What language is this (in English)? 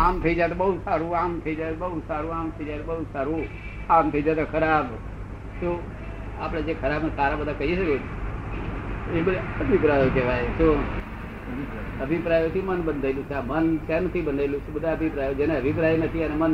Gujarati